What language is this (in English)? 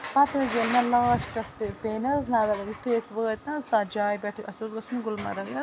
Kashmiri